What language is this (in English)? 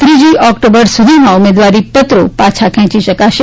Gujarati